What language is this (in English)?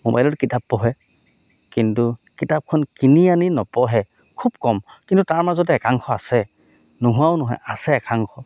Assamese